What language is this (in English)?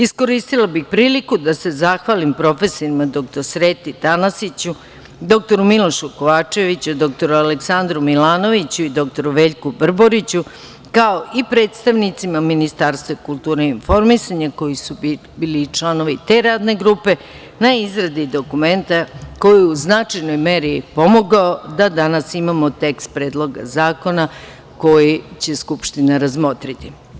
Serbian